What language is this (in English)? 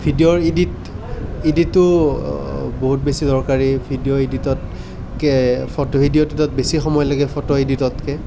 Assamese